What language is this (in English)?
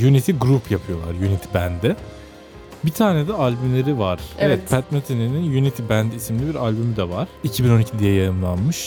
Turkish